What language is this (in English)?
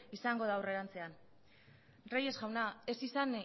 Basque